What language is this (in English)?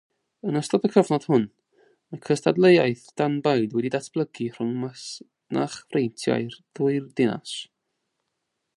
Welsh